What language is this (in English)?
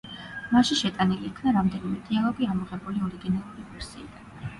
Georgian